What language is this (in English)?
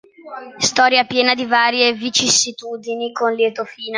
Italian